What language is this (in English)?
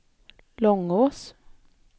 Swedish